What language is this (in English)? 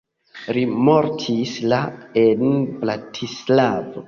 Esperanto